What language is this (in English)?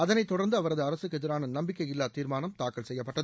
Tamil